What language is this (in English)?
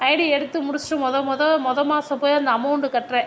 Tamil